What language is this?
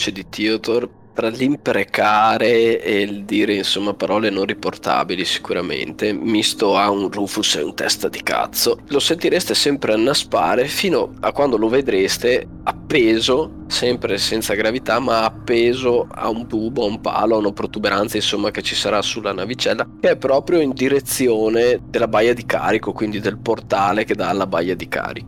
Italian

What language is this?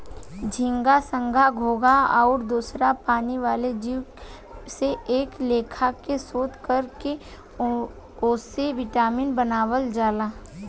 Bhojpuri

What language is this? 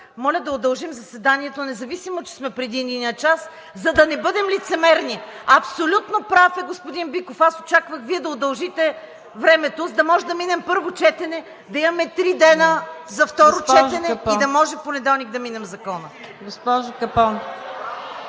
Bulgarian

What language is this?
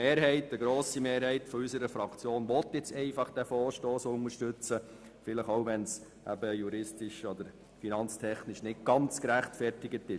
Swiss German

